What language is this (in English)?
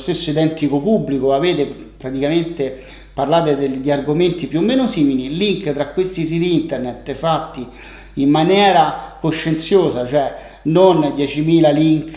Italian